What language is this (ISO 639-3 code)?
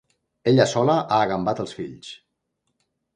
cat